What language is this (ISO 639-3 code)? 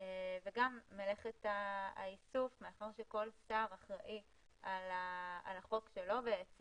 heb